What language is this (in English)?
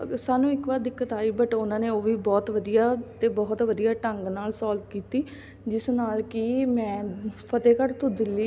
Punjabi